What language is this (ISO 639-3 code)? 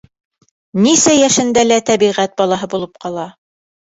bak